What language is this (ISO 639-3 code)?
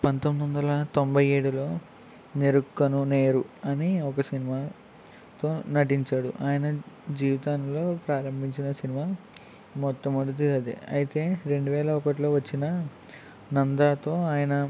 tel